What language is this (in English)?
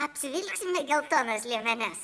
Lithuanian